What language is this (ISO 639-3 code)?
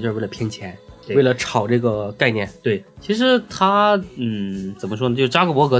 zho